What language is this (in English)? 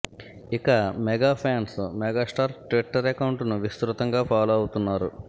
Telugu